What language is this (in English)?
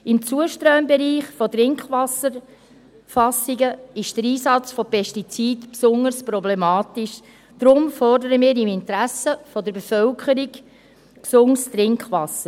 Swiss German